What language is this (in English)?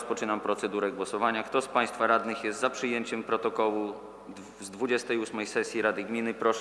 Polish